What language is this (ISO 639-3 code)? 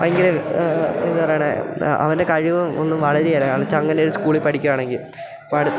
mal